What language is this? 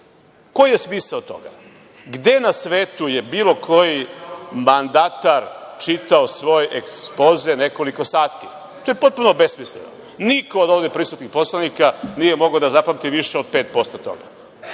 Serbian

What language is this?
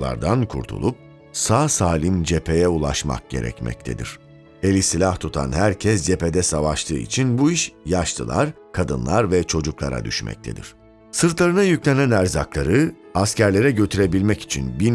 Turkish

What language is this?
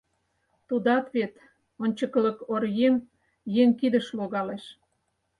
Mari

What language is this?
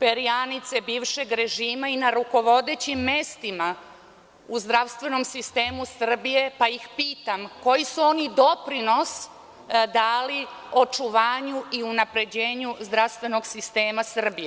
Serbian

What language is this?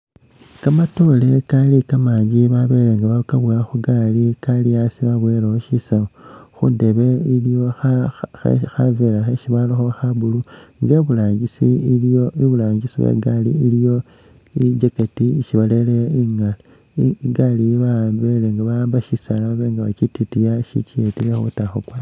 Masaaba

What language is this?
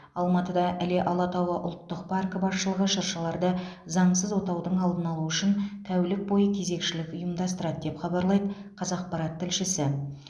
Kazakh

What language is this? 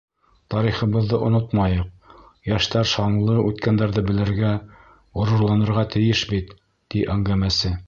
Bashkir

